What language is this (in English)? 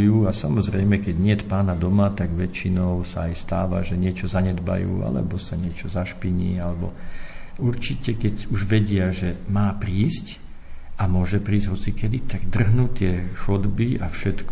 Slovak